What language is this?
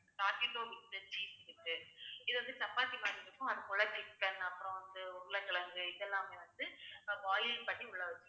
Tamil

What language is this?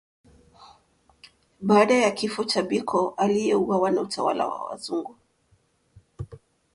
Swahili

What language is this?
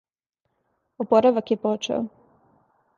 Serbian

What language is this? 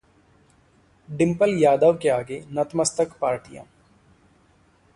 Hindi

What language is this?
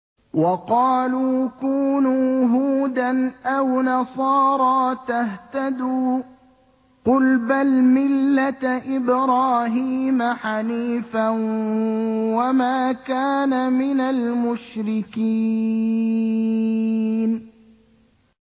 Arabic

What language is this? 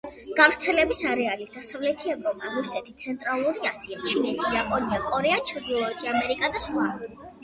Georgian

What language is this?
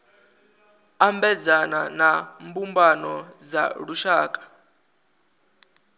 Venda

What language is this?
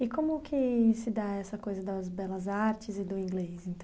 Portuguese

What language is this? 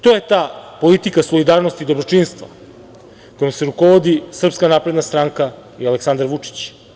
Serbian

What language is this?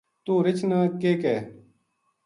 Gujari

